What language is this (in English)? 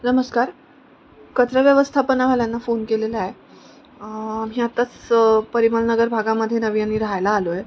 Marathi